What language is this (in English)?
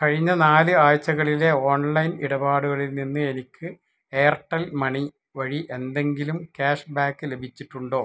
Malayalam